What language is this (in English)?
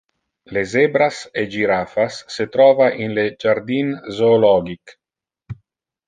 Interlingua